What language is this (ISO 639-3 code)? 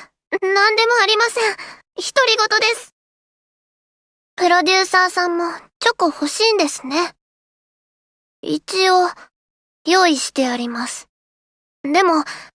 jpn